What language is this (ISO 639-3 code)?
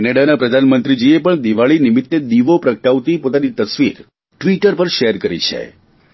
guj